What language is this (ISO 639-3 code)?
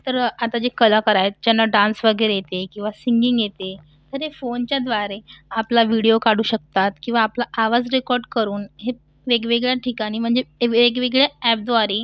mar